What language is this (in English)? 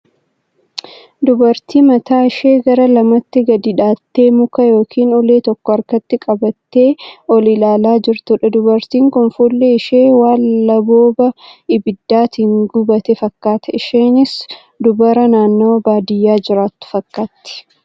Oromo